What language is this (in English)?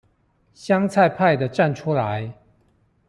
Chinese